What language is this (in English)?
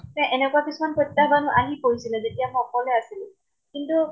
Assamese